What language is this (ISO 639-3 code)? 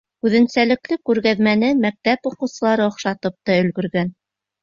bak